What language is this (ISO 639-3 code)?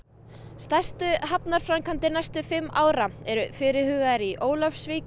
isl